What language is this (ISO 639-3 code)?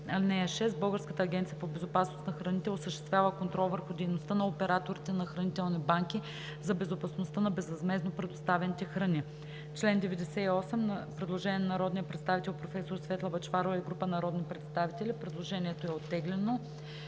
bul